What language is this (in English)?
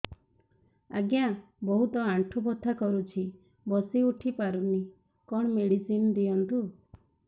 Odia